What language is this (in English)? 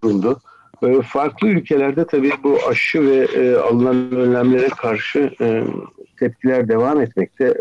Turkish